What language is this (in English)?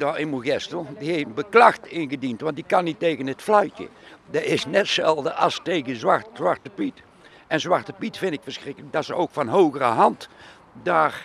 Dutch